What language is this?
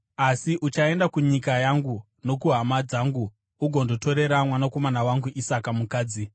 Shona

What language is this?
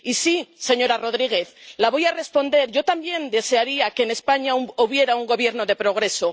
Spanish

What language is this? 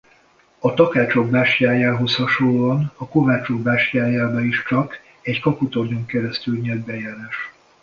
Hungarian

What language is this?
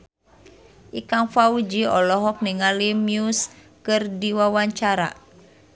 Sundanese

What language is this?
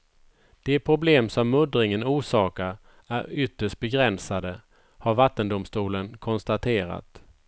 Swedish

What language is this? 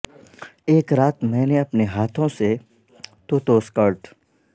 Urdu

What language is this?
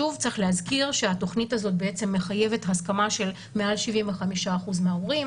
Hebrew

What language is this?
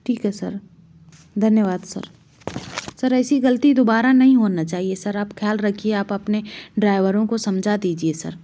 Hindi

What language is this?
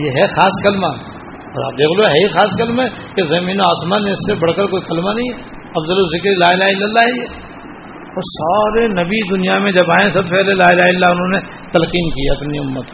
Urdu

